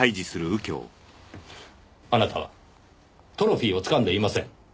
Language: Japanese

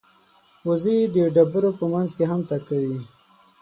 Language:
Pashto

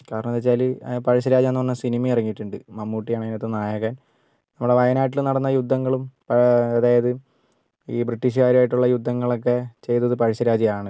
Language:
Malayalam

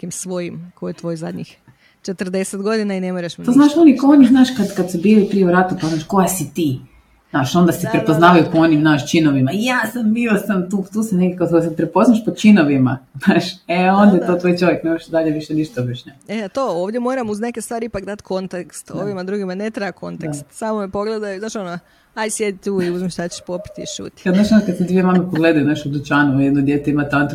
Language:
Croatian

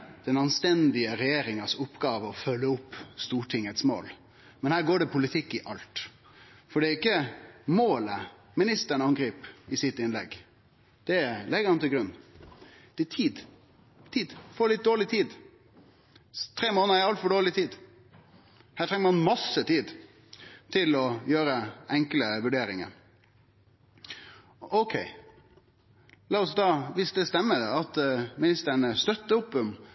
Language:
Norwegian Nynorsk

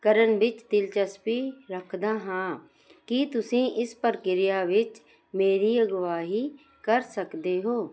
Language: Punjabi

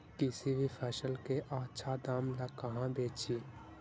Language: Magahi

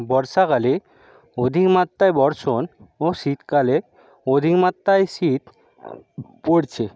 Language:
Bangla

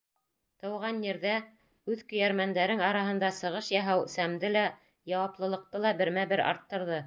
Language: Bashkir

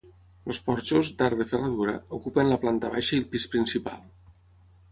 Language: Catalan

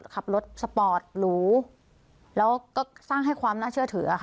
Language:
Thai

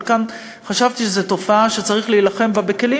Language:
Hebrew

